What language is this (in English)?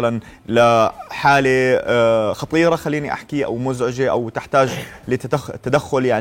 Arabic